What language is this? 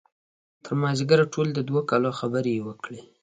Pashto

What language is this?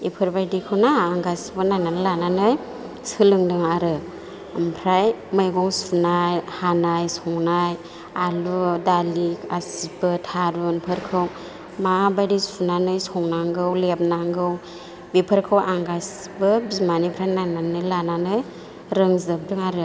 Bodo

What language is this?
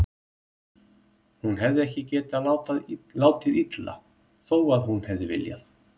Icelandic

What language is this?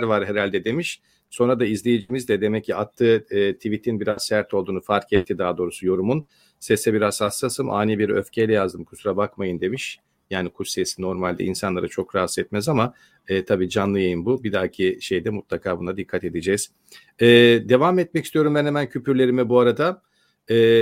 Turkish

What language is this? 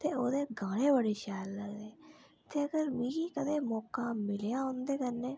Dogri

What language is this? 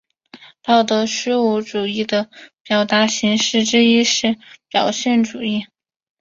Chinese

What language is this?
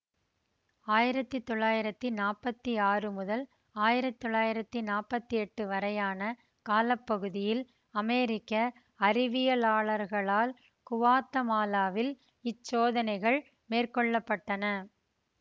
Tamil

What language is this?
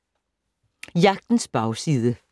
Danish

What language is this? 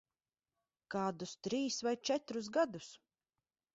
Latvian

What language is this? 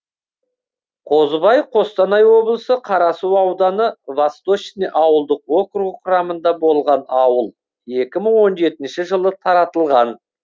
Kazakh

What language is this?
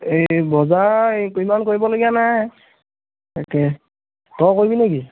Assamese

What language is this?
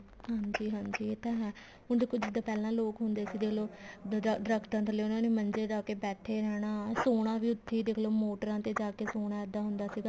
Punjabi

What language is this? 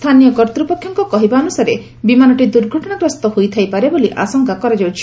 Odia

